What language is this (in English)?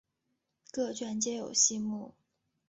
Chinese